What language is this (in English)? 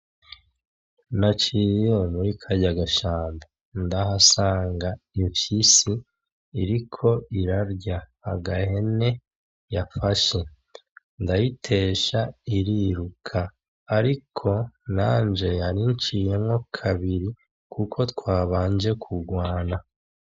Rundi